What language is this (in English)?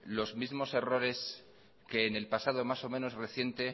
Spanish